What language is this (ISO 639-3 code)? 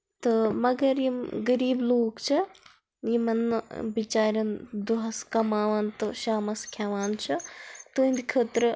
kas